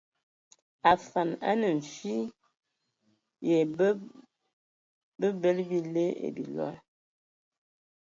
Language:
Ewondo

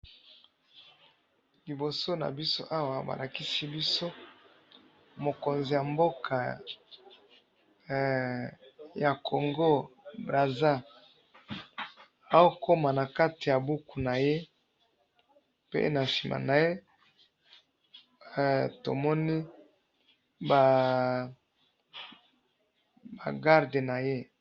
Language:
Lingala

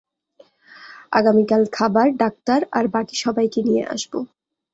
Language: Bangla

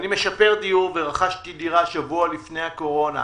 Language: Hebrew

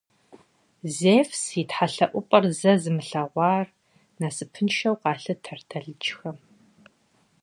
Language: Kabardian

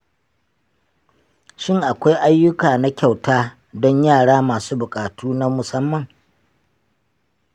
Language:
Hausa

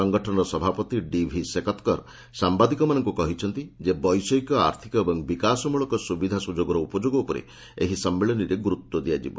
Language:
Odia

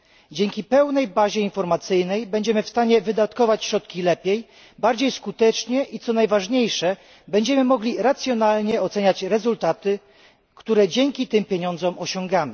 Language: Polish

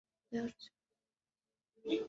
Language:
Chinese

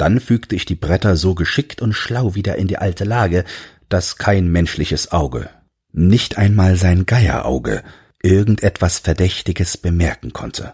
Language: German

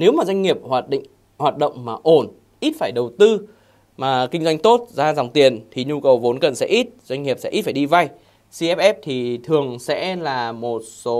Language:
Vietnamese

